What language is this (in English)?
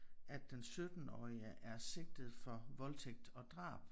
Danish